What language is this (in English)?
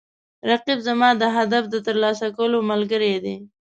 Pashto